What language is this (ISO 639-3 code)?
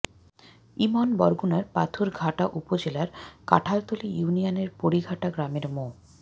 ben